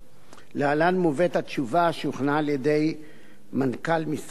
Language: Hebrew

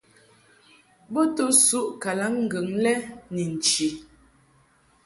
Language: Mungaka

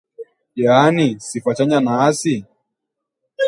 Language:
Swahili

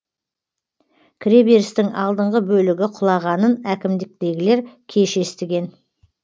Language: Kazakh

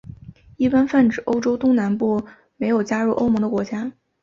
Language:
Chinese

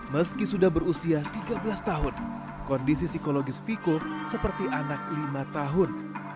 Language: Indonesian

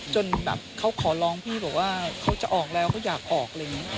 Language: Thai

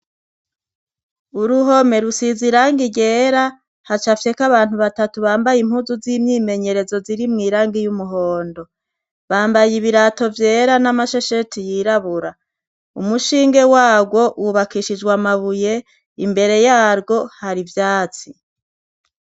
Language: Rundi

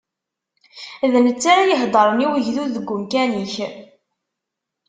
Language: Kabyle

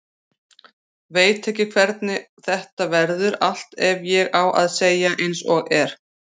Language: Icelandic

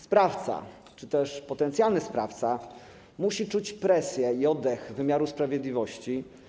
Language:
Polish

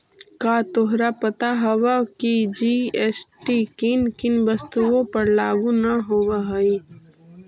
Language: Magahi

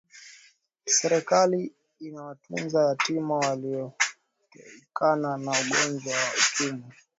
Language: Swahili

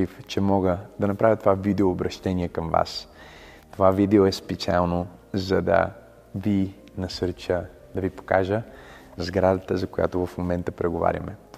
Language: Bulgarian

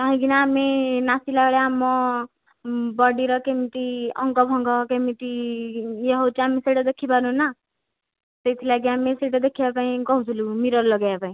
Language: Odia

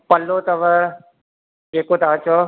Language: Sindhi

